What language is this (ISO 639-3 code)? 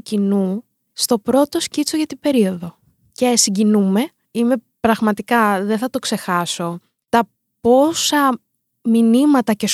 ell